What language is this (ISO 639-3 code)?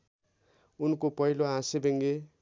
nep